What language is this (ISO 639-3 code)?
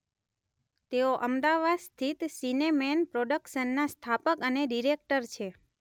guj